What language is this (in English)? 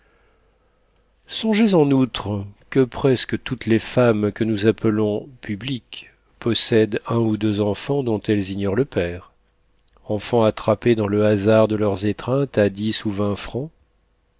French